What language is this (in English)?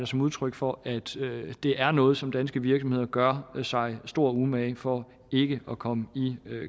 Danish